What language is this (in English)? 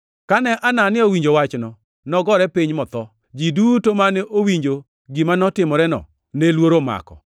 Luo (Kenya and Tanzania)